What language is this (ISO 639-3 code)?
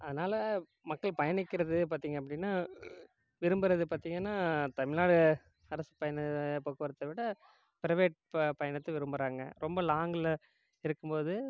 tam